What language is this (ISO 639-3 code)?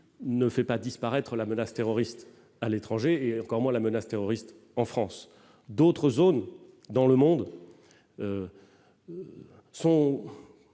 fra